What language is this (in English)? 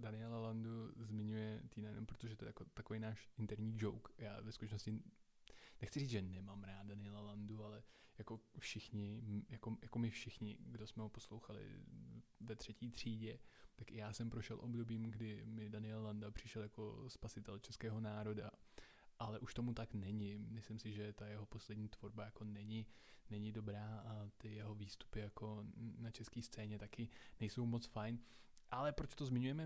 Czech